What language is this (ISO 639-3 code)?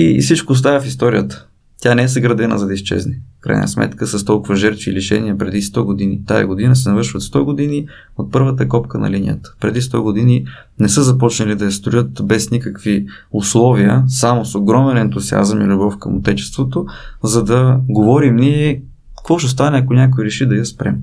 bul